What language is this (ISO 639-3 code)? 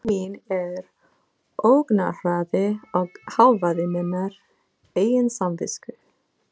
isl